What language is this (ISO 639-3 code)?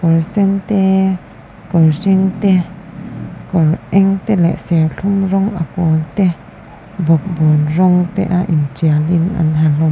lus